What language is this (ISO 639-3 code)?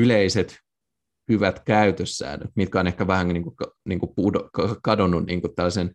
fin